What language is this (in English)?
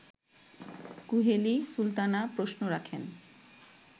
Bangla